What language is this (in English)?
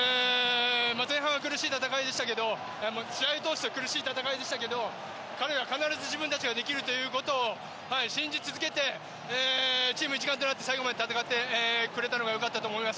Japanese